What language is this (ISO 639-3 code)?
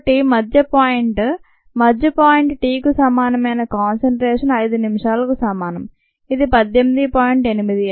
tel